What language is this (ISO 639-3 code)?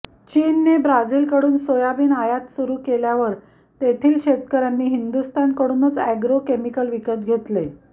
mar